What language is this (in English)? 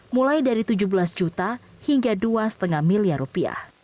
Indonesian